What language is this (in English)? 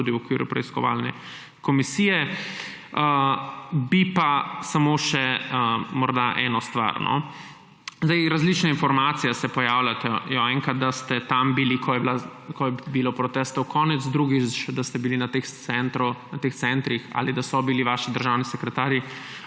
Slovenian